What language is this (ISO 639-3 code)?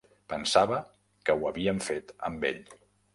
cat